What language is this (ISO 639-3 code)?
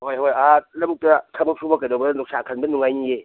mni